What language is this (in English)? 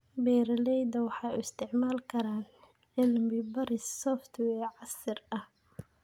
Somali